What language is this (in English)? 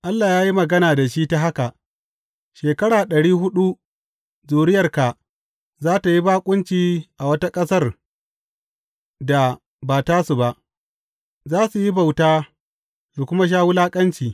Hausa